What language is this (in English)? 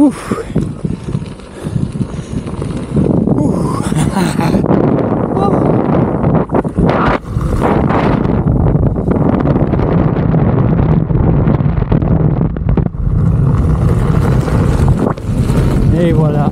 French